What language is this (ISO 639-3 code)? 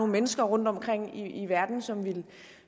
dan